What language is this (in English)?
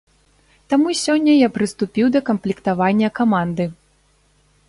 Belarusian